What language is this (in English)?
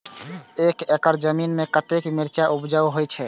Maithili